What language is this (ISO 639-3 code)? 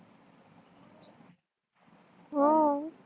mar